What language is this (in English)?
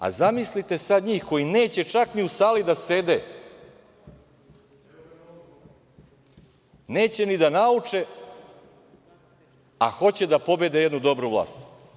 Serbian